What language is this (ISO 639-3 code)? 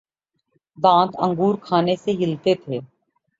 urd